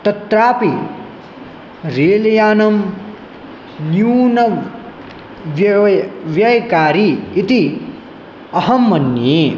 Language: Sanskrit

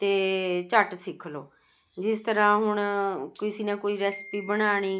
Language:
Punjabi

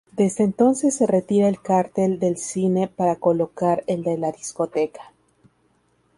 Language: Spanish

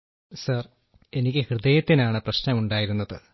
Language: Malayalam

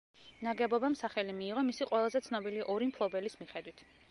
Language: Georgian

